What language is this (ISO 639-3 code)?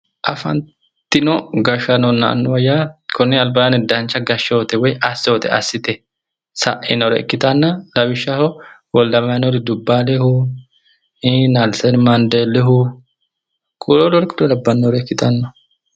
sid